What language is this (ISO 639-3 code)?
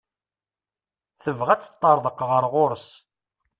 kab